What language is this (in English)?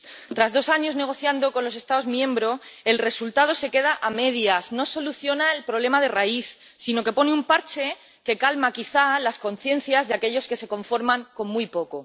Spanish